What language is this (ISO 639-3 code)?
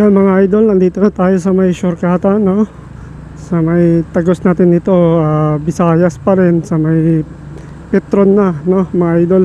fil